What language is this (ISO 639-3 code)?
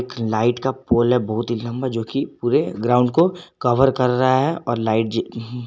hin